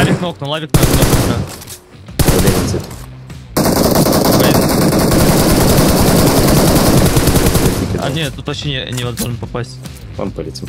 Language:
Russian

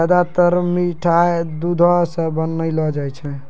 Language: Maithili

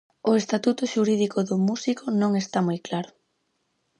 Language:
Galician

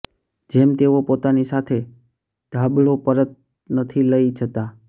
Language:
Gujarati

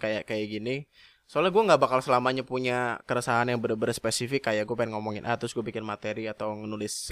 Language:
Indonesian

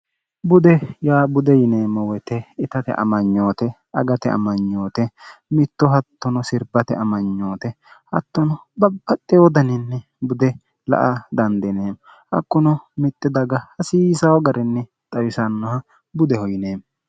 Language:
Sidamo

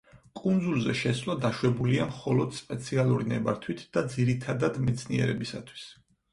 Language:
Georgian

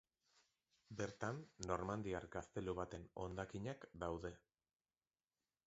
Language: Basque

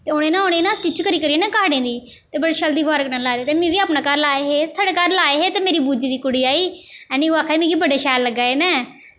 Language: Dogri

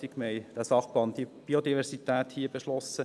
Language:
Swiss German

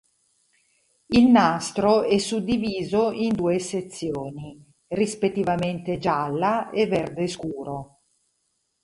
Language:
Italian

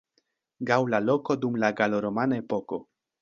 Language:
Esperanto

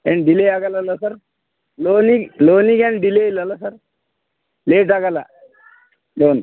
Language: Kannada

